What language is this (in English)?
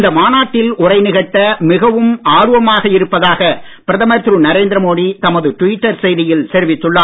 Tamil